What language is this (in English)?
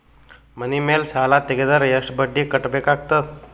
Kannada